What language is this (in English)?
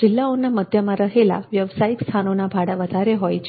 Gujarati